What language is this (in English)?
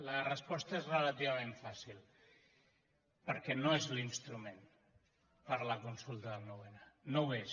Catalan